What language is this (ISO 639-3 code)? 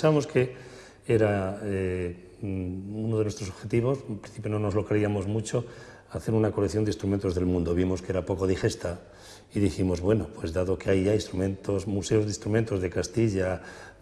spa